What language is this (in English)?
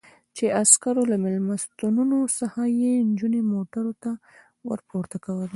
Pashto